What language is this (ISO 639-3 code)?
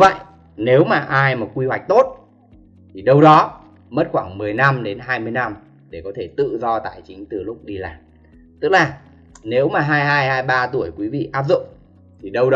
vie